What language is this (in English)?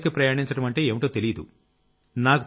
Telugu